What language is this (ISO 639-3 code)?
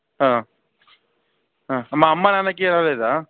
tel